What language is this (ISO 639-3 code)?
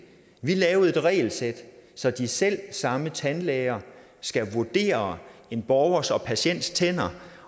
dan